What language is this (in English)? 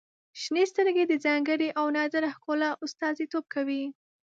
Pashto